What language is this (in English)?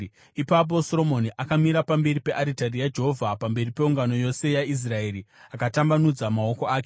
Shona